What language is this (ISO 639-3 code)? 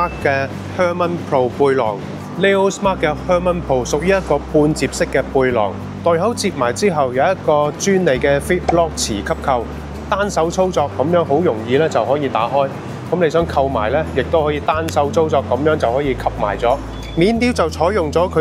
zho